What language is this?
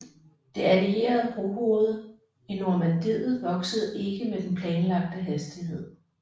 Danish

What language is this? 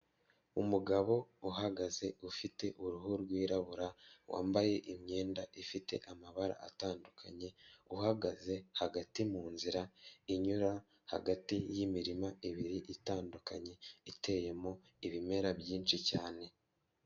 Kinyarwanda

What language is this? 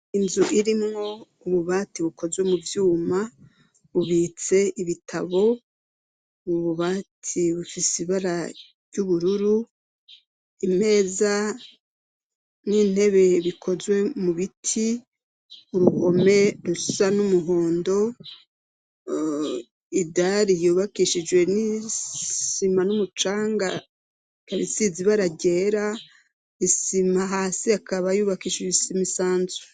Rundi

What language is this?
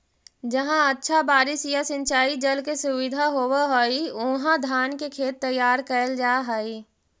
Magahi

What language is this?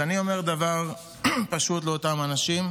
Hebrew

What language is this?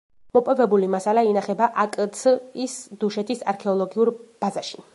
Georgian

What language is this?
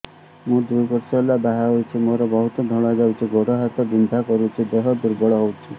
Odia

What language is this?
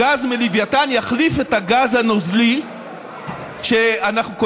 Hebrew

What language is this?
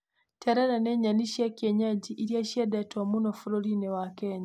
Kikuyu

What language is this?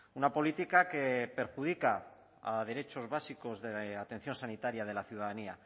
Spanish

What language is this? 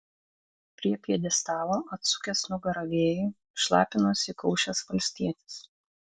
Lithuanian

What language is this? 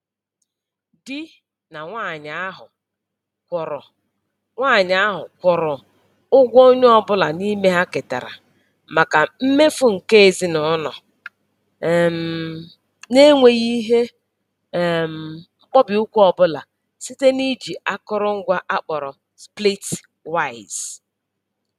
Igbo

